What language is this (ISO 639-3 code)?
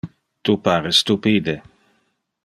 ina